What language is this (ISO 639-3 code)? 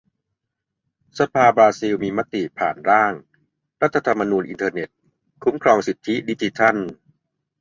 tha